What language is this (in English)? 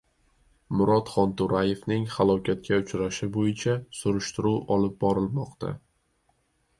Uzbek